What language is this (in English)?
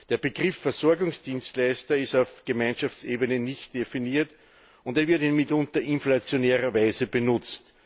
German